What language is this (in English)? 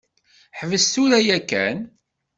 Kabyle